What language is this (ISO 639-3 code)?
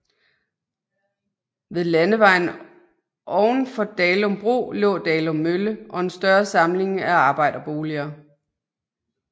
dan